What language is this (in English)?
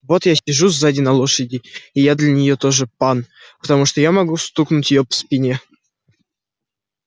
Russian